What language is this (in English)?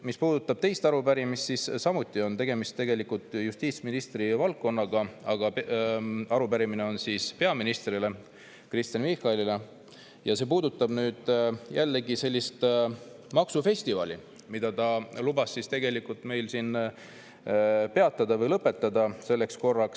Estonian